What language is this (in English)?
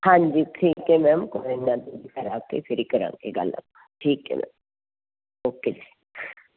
Punjabi